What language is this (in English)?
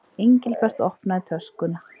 Icelandic